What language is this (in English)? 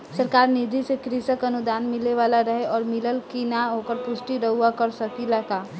Bhojpuri